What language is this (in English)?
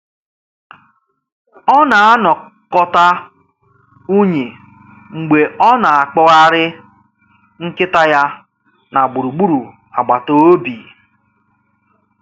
Igbo